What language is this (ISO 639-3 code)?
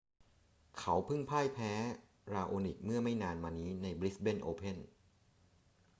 tha